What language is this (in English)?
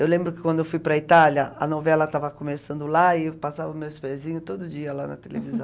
Portuguese